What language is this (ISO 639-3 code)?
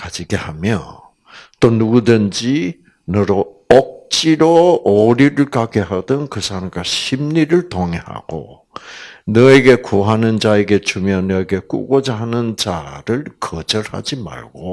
kor